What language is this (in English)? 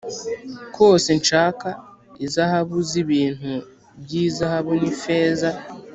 Kinyarwanda